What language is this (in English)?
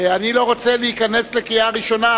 Hebrew